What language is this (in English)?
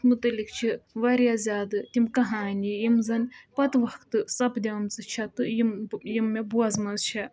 Kashmiri